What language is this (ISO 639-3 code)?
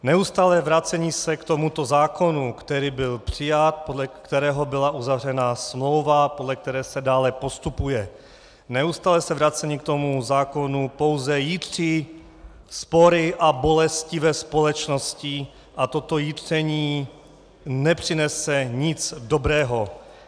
ces